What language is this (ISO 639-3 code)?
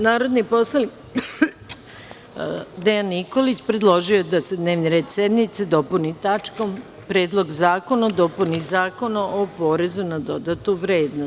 srp